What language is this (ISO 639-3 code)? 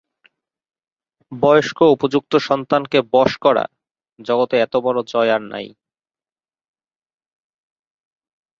ben